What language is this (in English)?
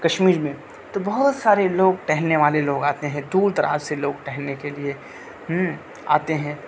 Urdu